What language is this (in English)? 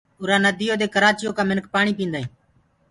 Gurgula